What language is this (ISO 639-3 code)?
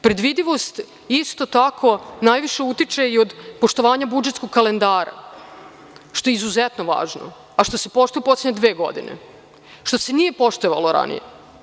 srp